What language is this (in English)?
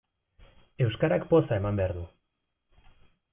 Basque